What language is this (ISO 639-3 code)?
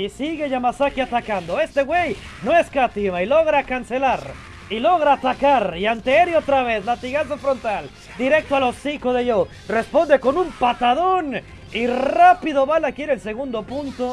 spa